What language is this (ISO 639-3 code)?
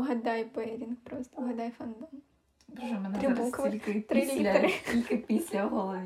ukr